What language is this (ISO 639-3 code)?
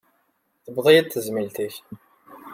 kab